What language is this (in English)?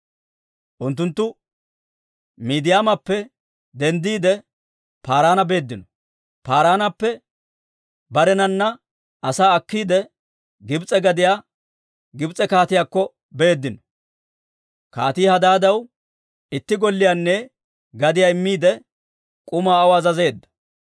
Dawro